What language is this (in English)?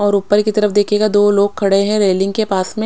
Hindi